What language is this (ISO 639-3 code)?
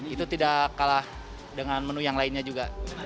ind